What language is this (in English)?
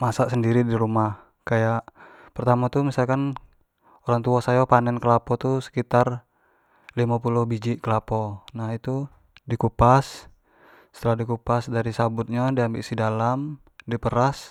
Jambi Malay